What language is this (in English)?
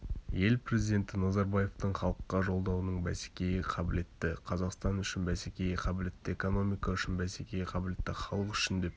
Kazakh